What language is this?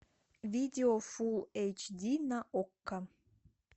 Russian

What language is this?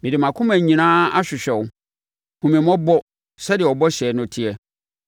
Akan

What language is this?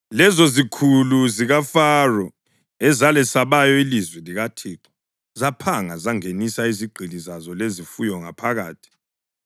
North Ndebele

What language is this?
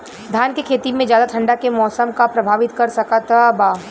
Bhojpuri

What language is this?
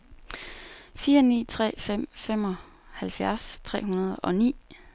Danish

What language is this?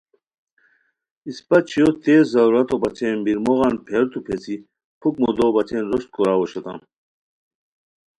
Khowar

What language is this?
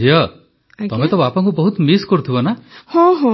Odia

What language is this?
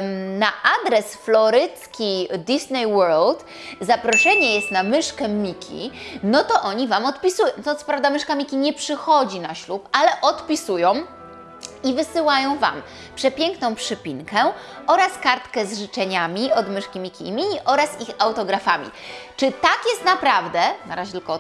Polish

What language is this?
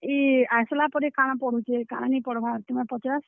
Odia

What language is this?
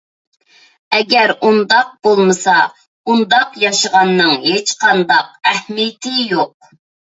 Uyghur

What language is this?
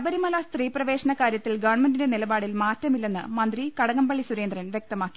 Malayalam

